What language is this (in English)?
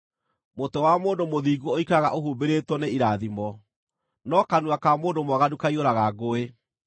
Kikuyu